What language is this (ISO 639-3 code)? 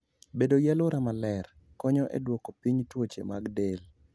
luo